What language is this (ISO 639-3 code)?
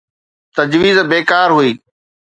snd